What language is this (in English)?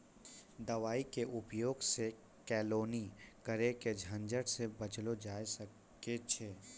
Maithili